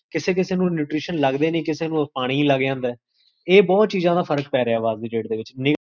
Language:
Punjabi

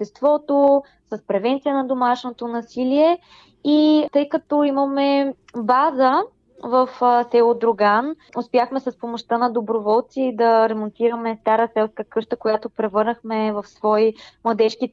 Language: Bulgarian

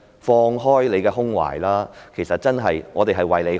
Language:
Cantonese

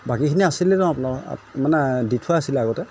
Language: Assamese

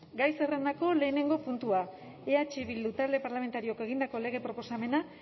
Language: Basque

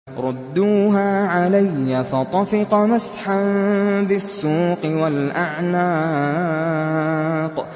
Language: Arabic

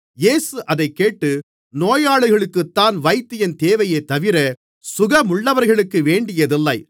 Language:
Tamil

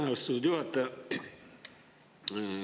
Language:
Estonian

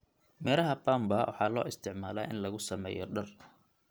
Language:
Somali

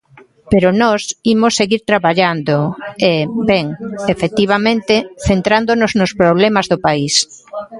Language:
Galician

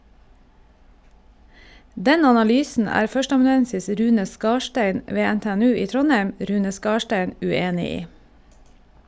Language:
Norwegian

